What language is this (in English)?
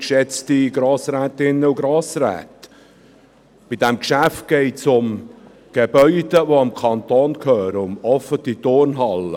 Swiss German